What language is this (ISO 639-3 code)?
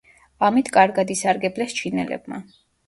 kat